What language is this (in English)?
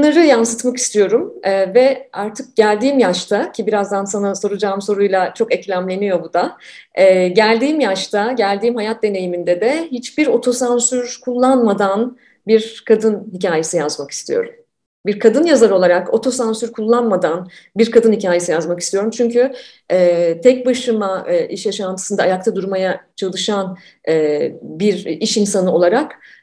Turkish